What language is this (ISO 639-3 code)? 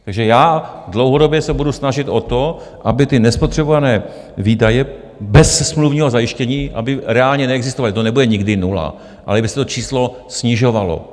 ces